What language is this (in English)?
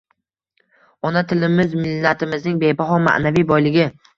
Uzbek